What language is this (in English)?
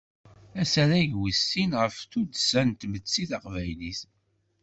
Kabyle